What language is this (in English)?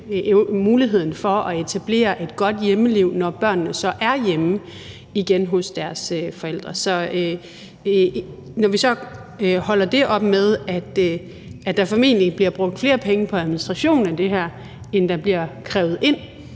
Danish